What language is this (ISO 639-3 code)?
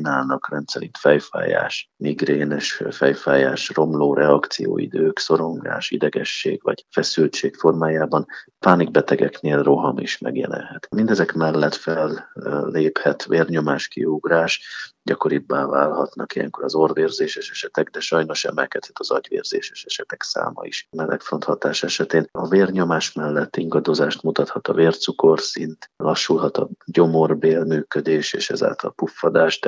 hun